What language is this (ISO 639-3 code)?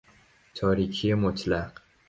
fas